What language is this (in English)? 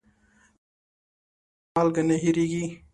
Pashto